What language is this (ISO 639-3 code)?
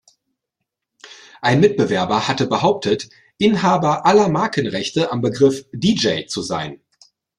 deu